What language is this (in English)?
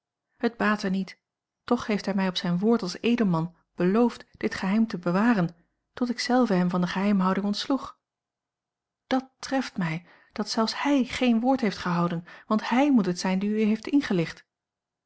Dutch